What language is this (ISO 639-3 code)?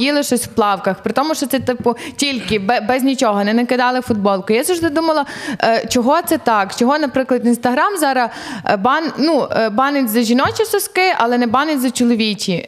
ukr